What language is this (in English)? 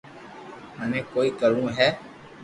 Loarki